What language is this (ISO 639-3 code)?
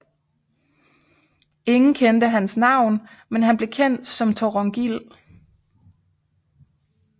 dan